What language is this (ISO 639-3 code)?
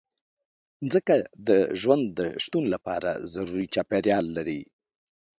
pus